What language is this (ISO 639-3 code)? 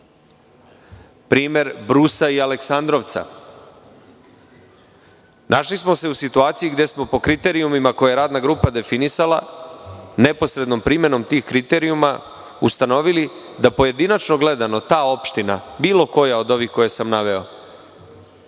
srp